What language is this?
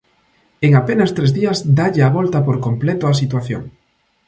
Galician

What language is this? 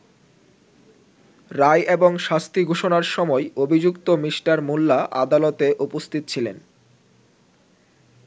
Bangla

